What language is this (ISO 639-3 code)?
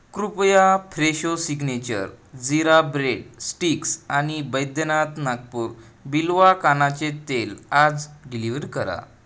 mar